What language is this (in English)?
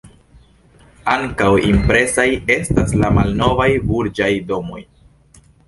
Esperanto